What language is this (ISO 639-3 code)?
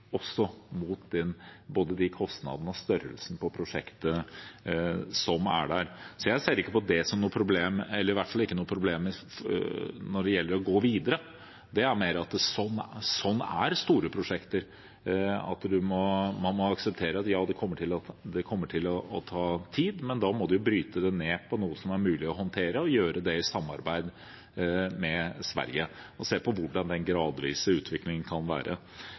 nob